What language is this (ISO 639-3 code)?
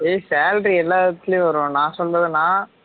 tam